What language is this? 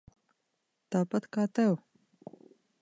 Latvian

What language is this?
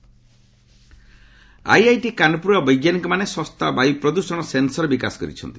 Odia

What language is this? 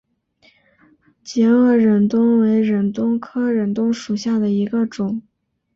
Chinese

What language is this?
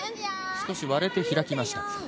Japanese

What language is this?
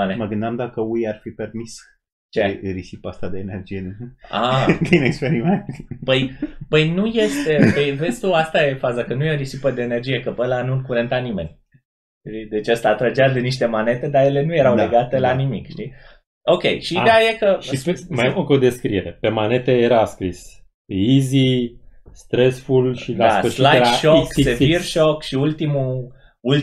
Romanian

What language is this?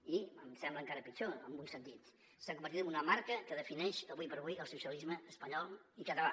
Catalan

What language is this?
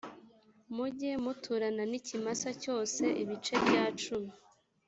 Kinyarwanda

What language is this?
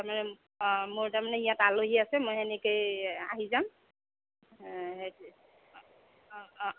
Assamese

